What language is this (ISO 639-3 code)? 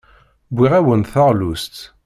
kab